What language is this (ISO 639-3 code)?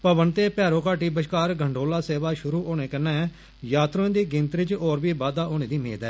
doi